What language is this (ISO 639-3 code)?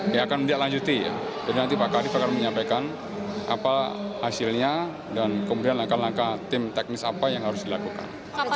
ind